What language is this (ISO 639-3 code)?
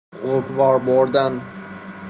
fas